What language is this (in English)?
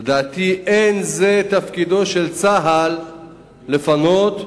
Hebrew